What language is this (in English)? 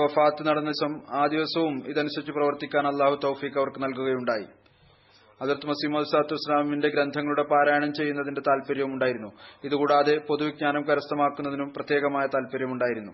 Malayalam